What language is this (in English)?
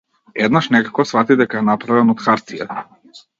Macedonian